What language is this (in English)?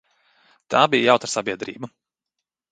Latvian